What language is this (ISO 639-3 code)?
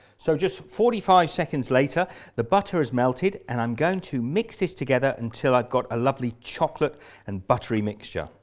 eng